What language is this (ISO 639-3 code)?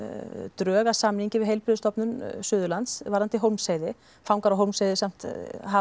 isl